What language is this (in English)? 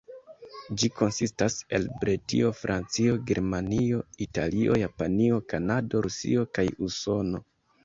Esperanto